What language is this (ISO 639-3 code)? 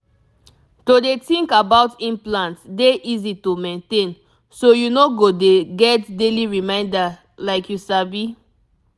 pcm